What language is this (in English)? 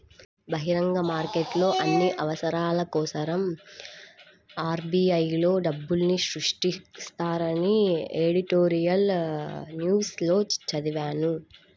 Telugu